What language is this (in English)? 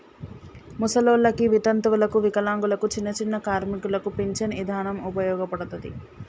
Telugu